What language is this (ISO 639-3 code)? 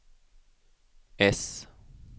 swe